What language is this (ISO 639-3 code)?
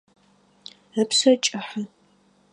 ady